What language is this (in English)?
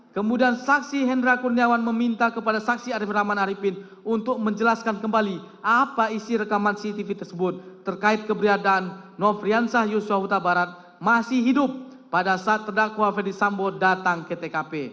Indonesian